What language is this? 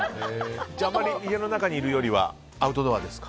Japanese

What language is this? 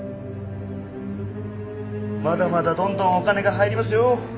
Japanese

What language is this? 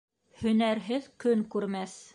Bashkir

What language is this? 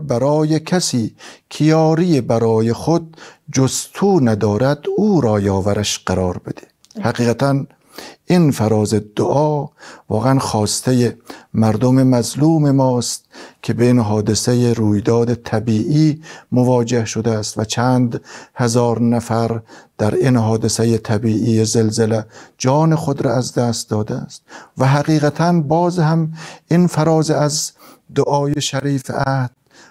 Persian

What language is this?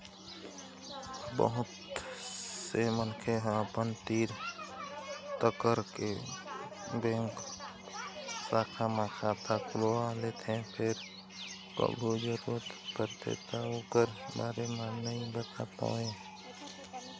Chhattisgarhi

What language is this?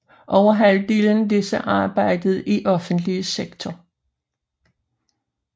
Danish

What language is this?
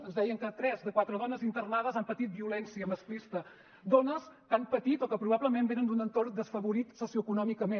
Catalan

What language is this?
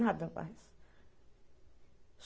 Portuguese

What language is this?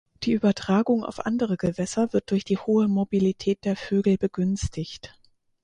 German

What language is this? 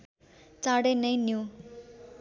Nepali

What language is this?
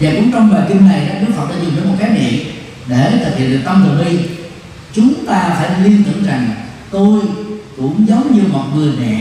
Vietnamese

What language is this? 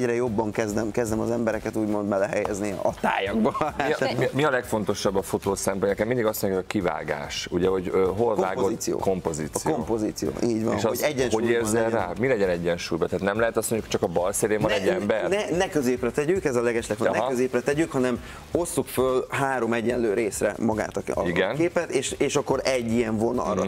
Hungarian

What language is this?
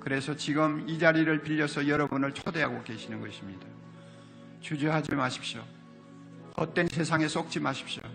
Korean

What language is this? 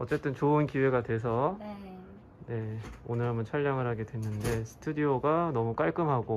Korean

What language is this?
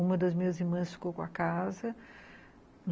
Portuguese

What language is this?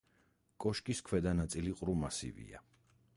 Georgian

